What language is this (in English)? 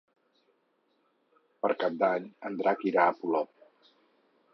Catalan